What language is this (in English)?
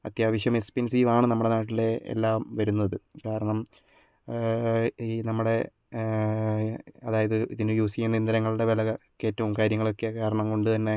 Malayalam